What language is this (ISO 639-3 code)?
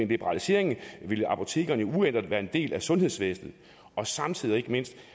dan